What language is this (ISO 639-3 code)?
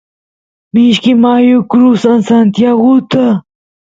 qus